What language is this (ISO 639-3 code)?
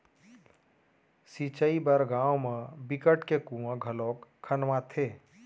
hne